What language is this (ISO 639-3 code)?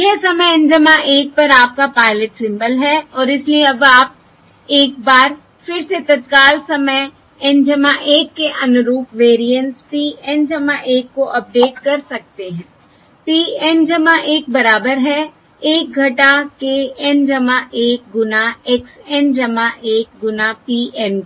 hin